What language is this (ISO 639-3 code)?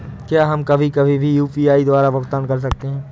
hin